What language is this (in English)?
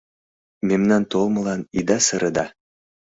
Mari